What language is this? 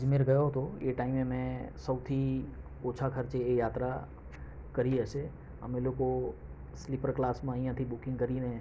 Gujarati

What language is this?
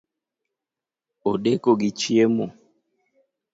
Luo (Kenya and Tanzania)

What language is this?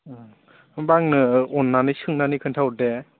Bodo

